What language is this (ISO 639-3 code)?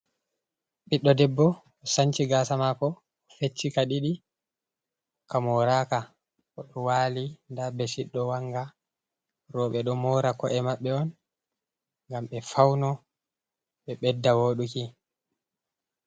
ful